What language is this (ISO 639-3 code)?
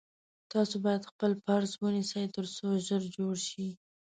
pus